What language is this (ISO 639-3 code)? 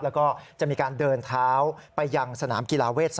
tha